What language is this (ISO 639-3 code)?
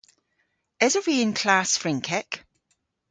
cor